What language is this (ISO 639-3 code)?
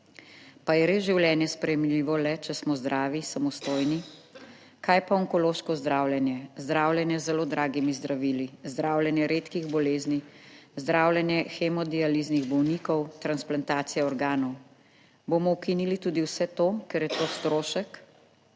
slv